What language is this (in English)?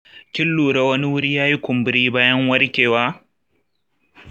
Hausa